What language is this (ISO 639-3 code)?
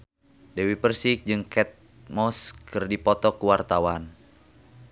sun